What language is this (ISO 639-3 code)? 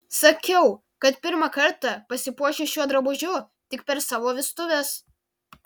lit